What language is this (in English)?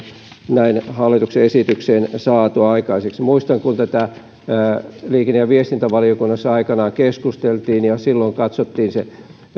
Finnish